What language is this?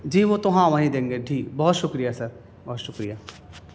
Urdu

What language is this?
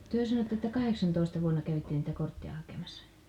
Finnish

